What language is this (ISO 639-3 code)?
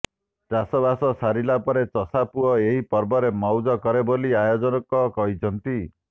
ori